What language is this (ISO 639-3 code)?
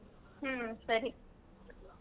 kan